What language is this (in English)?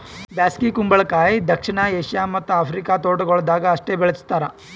Kannada